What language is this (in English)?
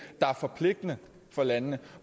Danish